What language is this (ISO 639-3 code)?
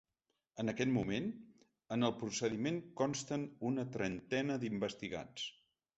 cat